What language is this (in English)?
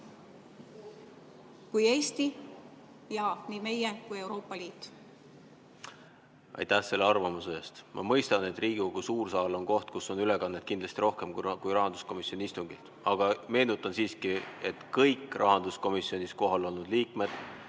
Estonian